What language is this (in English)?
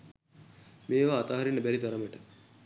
Sinhala